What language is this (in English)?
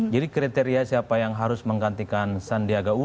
Indonesian